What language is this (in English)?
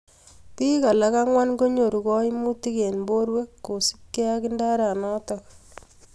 Kalenjin